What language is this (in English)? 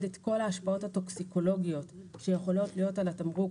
Hebrew